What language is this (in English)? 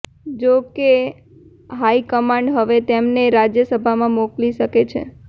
Gujarati